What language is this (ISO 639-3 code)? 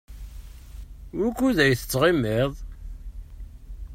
kab